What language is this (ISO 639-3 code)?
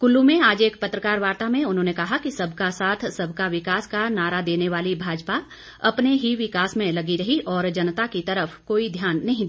hin